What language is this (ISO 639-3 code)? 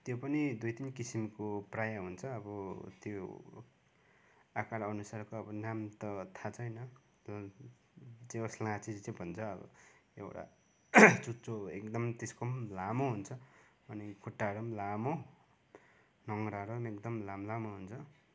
nep